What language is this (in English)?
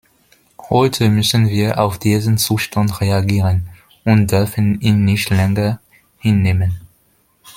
German